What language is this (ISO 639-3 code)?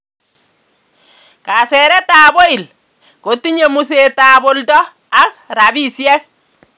kln